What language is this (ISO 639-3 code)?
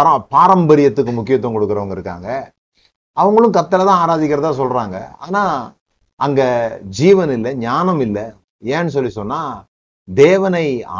tam